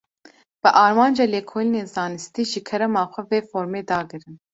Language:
Kurdish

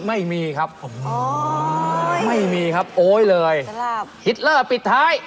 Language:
Thai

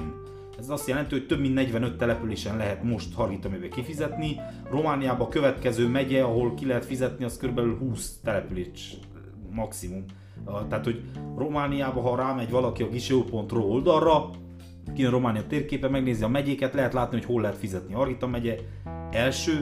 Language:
Hungarian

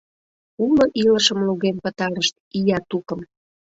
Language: Mari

